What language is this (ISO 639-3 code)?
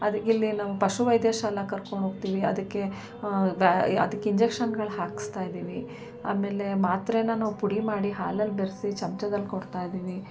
kan